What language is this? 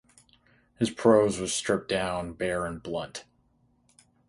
English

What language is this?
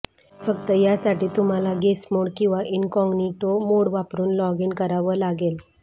Marathi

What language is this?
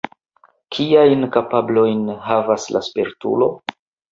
Esperanto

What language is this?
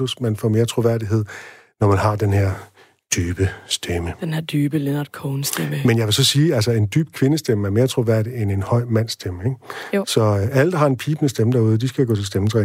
Danish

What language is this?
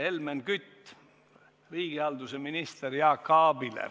Estonian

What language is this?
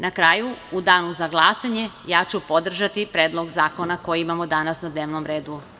Serbian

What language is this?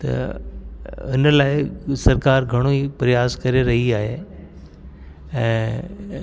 Sindhi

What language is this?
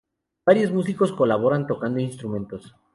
Spanish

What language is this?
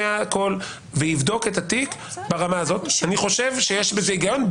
Hebrew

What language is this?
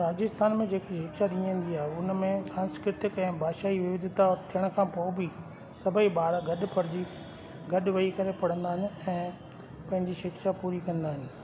Sindhi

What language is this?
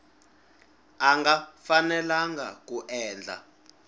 Tsonga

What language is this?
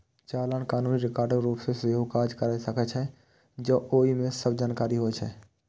Maithili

